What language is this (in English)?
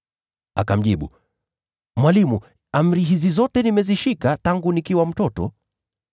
Swahili